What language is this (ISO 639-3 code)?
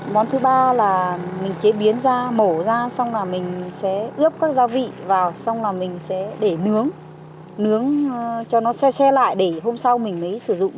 vie